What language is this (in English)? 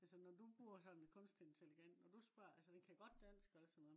Danish